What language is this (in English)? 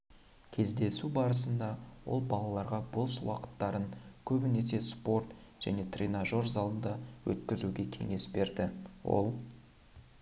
Kazakh